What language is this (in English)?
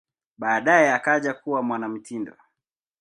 Swahili